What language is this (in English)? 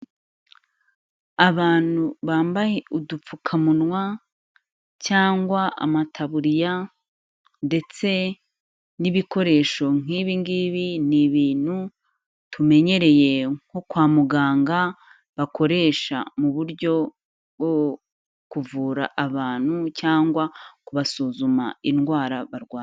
Kinyarwanda